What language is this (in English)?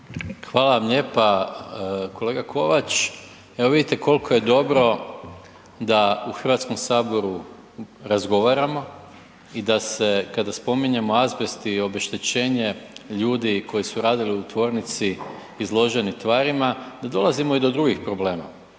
Croatian